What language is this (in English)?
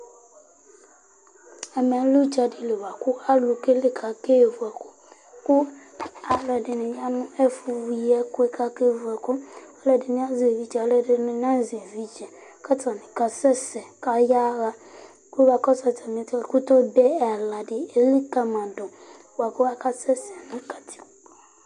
Ikposo